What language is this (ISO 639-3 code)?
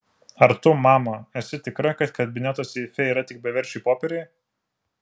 lit